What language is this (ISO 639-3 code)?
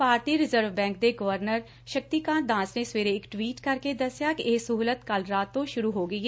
pan